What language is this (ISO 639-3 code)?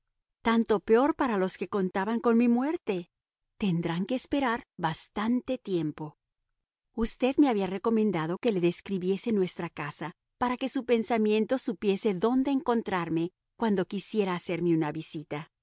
spa